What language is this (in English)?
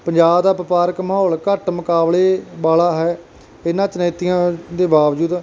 Punjabi